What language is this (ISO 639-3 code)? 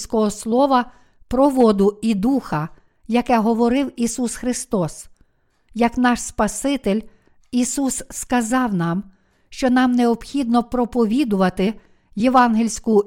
ukr